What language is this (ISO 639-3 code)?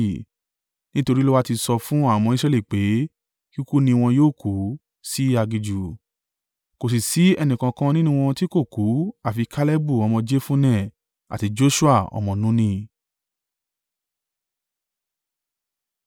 yor